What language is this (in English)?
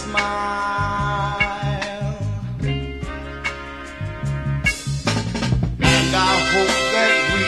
English